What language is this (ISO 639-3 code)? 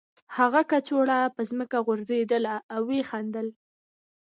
pus